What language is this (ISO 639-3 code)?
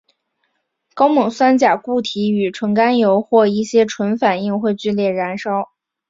zho